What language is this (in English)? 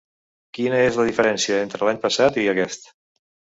Catalan